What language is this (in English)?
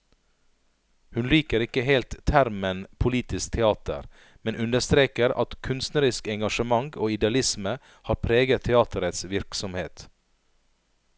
Norwegian